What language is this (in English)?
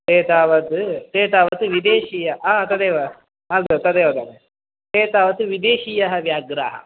Sanskrit